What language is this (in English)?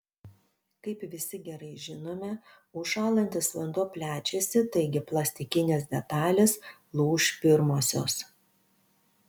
Lithuanian